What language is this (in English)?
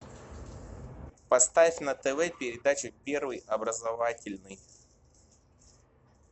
Russian